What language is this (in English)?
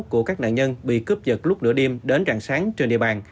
Vietnamese